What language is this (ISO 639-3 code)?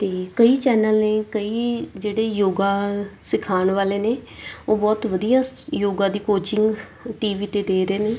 pan